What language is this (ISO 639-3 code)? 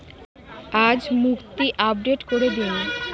ben